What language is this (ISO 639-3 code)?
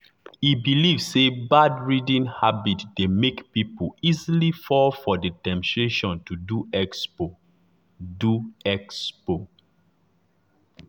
pcm